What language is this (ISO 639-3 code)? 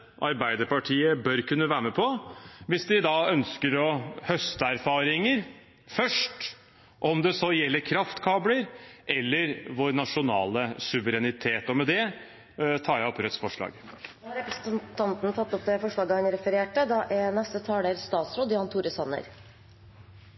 nor